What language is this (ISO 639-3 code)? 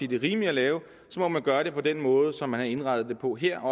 dan